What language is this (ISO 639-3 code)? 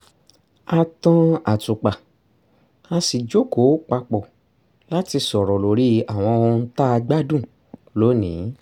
yor